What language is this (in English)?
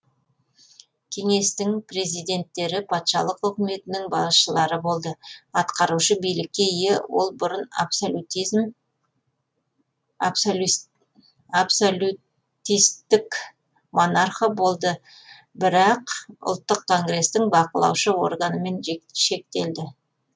Kazakh